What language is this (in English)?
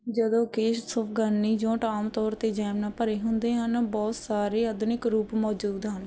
Punjabi